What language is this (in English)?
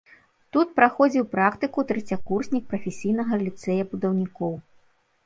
Belarusian